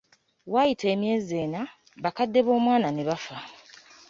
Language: Ganda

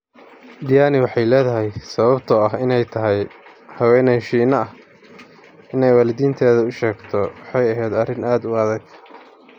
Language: Somali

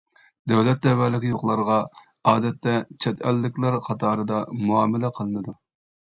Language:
Uyghur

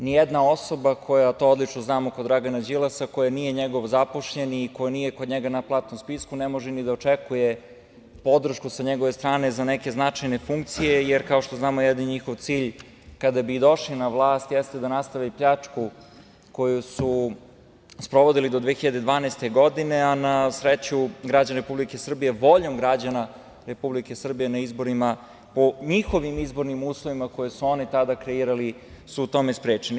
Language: Serbian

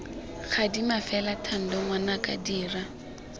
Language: Tswana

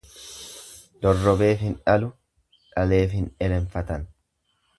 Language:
Oromo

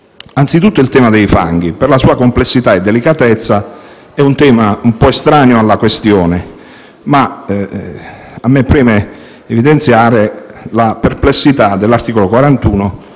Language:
Italian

